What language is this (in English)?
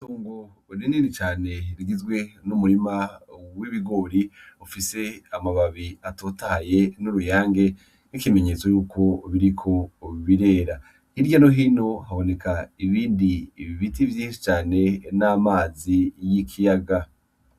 Rundi